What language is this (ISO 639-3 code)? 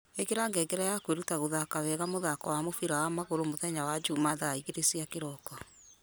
kik